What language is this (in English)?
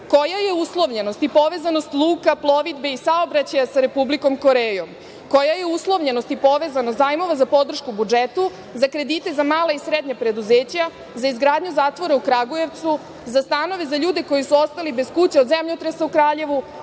Serbian